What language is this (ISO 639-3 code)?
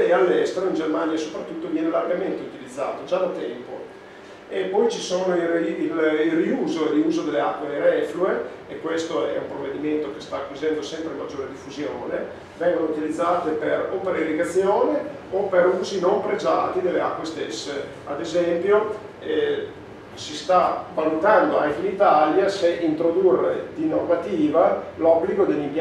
ita